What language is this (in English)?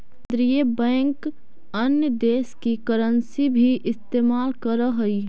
Magahi